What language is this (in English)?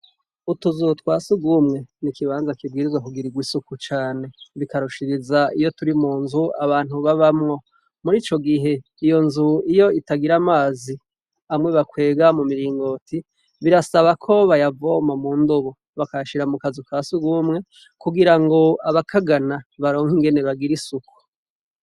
Rundi